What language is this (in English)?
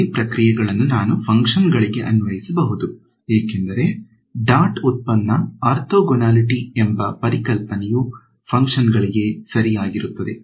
Kannada